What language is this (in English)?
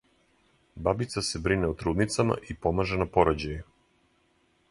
Serbian